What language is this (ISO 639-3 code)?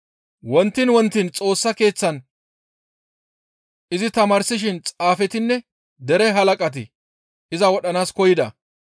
gmv